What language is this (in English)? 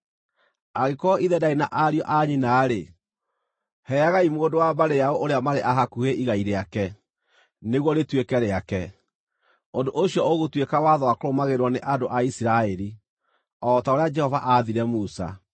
Kikuyu